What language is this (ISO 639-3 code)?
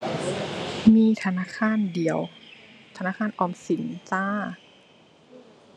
tha